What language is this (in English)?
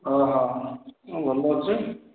Odia